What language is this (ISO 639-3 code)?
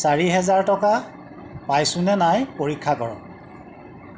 asm